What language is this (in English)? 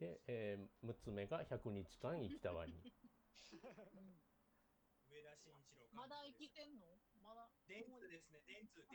Japanese